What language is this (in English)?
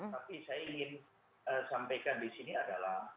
Indonesian